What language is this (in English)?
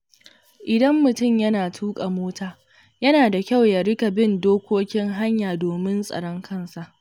Hausa